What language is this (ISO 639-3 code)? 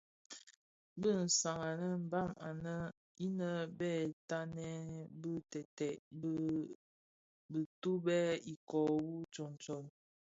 ksf